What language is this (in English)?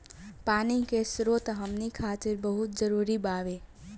Bhojpuri